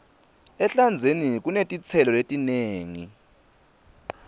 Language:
Swati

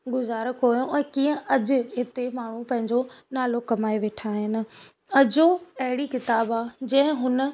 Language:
Sindhi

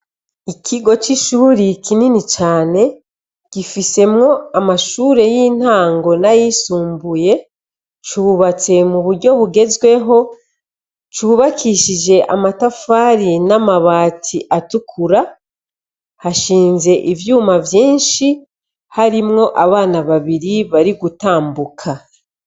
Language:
Rundi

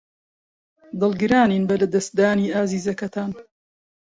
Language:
Central Kurdish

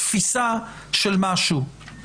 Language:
Hebrew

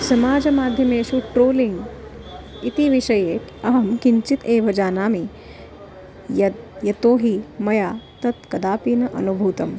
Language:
Sanskrit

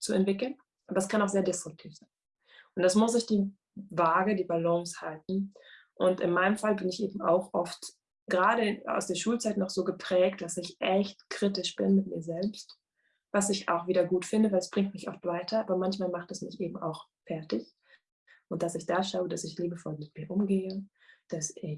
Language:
German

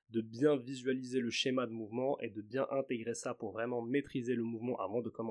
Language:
French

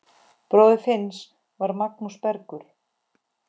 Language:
Icelandic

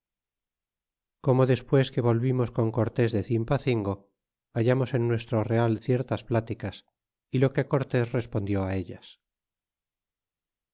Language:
Spanish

